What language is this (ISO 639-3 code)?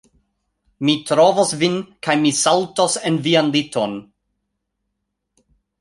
epo